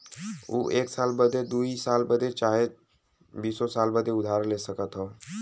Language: Bhojpuri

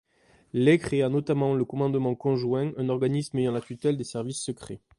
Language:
French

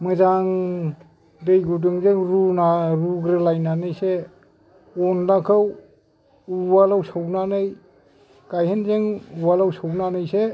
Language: Bodo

